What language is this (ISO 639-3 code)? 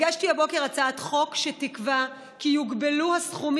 heb